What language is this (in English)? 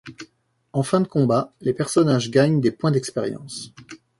French